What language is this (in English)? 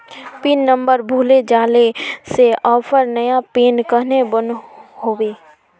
Magahi